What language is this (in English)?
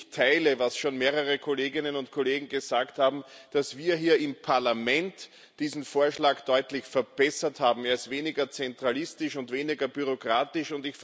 German